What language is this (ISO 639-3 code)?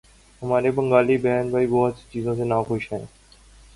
urd